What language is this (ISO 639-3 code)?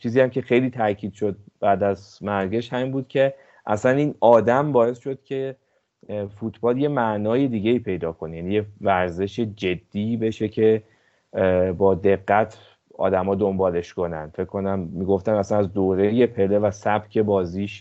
fas